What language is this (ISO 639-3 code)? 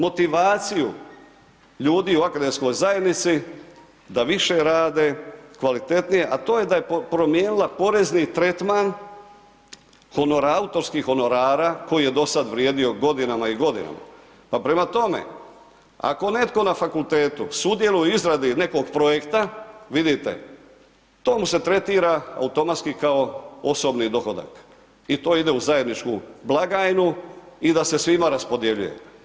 hrv